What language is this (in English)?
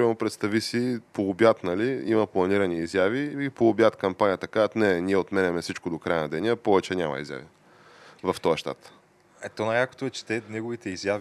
Bulgarian